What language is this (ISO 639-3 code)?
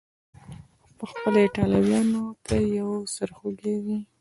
pus